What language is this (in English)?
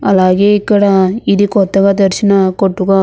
Telugu